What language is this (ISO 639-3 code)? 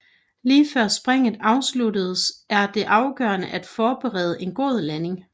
dan